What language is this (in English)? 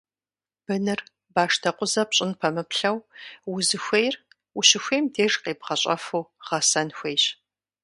Kabardian